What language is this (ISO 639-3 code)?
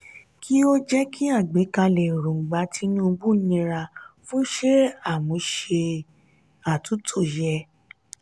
yor